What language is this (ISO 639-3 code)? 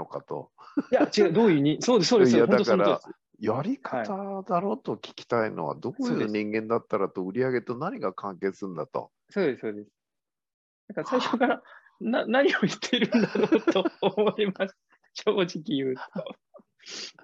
jpn